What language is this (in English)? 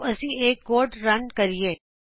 Punjabi